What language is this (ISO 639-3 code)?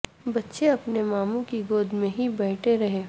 urd